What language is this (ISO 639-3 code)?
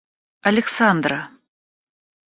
rus